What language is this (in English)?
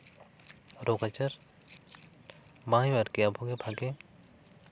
Santali